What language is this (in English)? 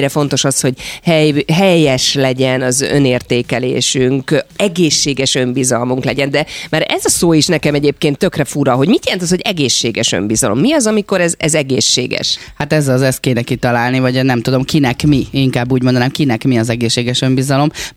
Hungarian